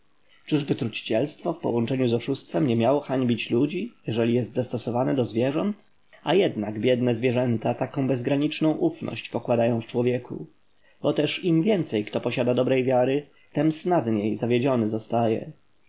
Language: Polish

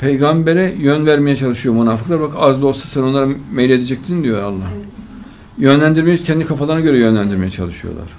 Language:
Turkish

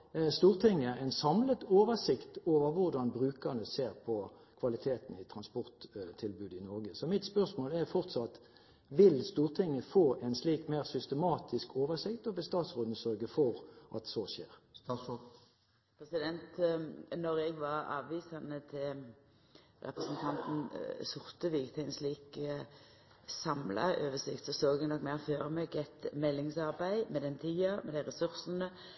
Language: Norwegian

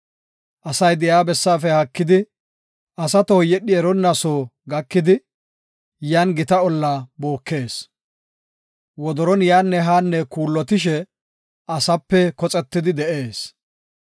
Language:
Gofa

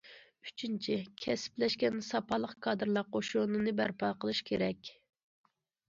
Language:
Uyghur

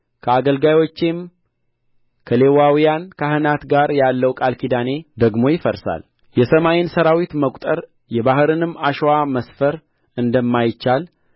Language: Amharic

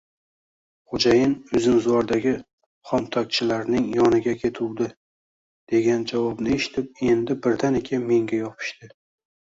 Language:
Uzbek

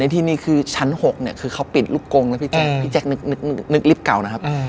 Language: Thai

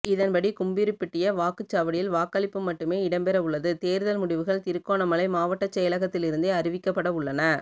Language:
Tamil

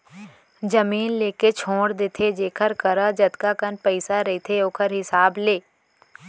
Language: Chhattisgarhi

